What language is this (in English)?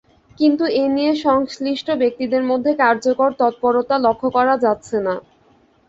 Bangla